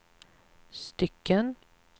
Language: Swedish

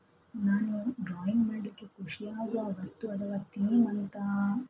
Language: Kannada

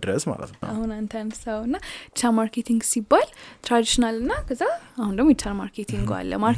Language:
Amharic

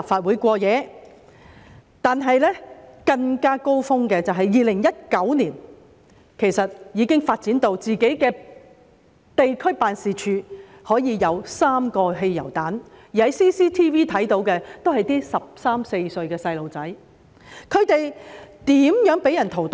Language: Cantonese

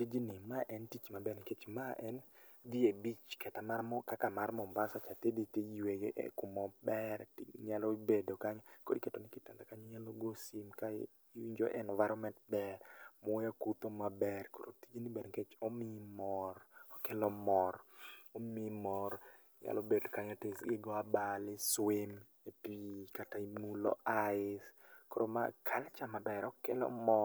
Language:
Luo (Kenya and Tanzania)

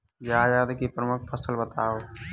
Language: Hindi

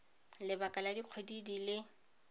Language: Tswana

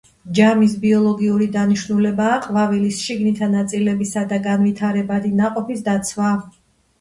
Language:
Georgian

